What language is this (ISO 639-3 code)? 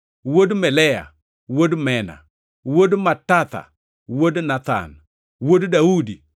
luo